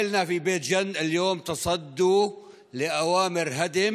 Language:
Hebrew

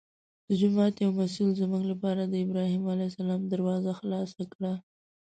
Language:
Pashto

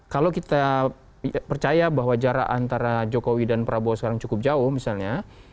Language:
Indonesian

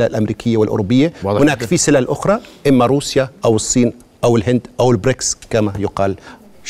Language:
Arabic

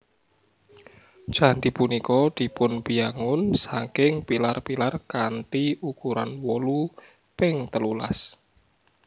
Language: Javanese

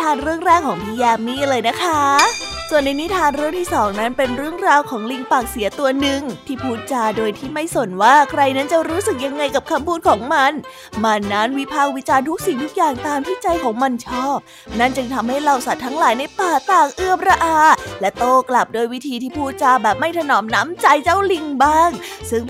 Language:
Thai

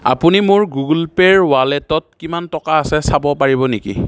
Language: Assamese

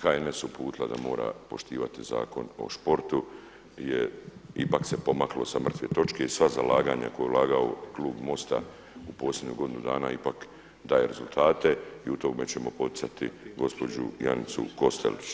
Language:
Croatian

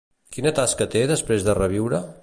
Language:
Catalan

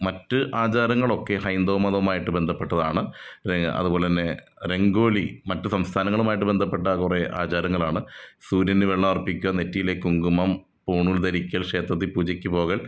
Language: Malayalam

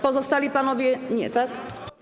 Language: Polish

